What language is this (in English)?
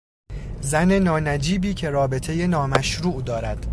Persian